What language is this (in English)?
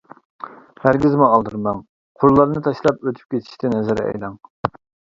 Uyghur